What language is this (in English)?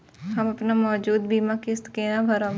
Maithili